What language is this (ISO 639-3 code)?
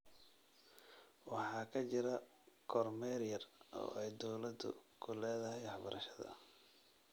som